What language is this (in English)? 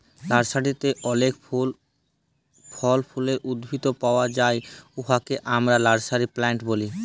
Bangla